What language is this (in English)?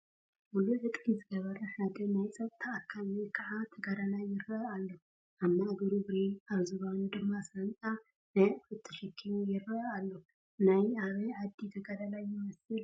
Tigrinya